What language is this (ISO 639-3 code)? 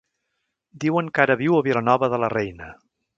cat